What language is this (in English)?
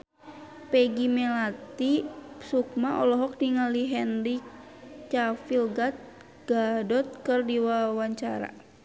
Sundanese